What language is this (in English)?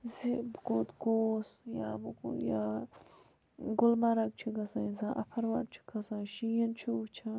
Kashmiri